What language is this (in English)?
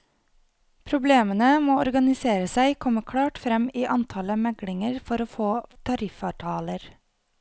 Norwegian